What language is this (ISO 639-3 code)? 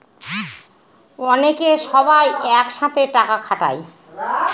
ben